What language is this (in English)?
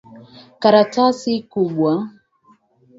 Swahili